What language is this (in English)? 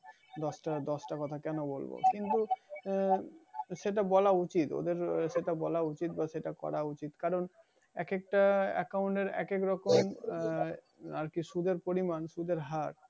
Bangla